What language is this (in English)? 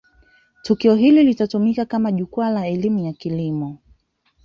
Swahili